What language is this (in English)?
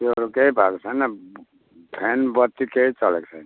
Nepali